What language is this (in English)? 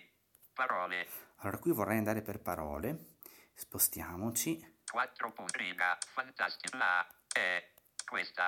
Italian